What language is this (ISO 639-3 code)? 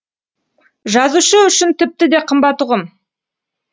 kaz